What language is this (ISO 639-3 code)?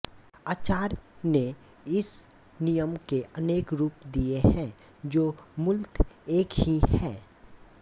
hin